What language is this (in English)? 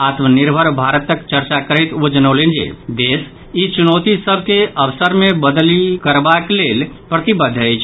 Maithili